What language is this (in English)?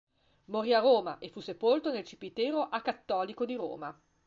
Italian